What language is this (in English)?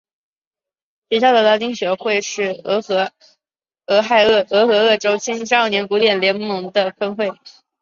Chinese